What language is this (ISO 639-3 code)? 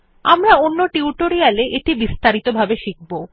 ben